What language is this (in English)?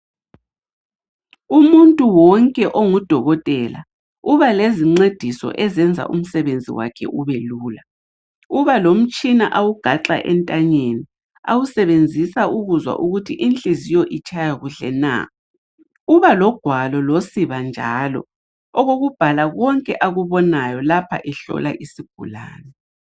North Ndebele